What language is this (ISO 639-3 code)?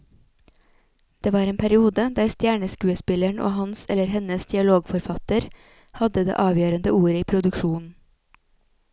nor